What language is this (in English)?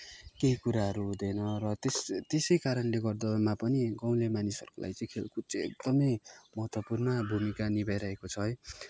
Nepali